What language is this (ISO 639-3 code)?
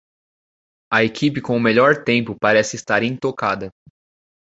por